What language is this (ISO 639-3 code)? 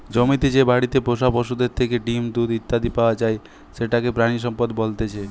ben